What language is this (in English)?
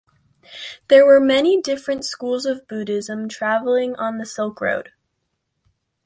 English